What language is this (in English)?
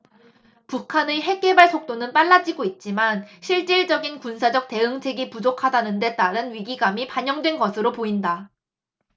Korean